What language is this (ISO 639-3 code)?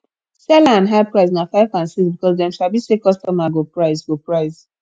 pcm